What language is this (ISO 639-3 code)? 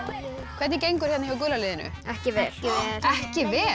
isl